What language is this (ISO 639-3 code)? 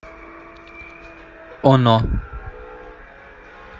rus